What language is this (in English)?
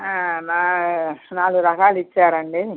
Telugu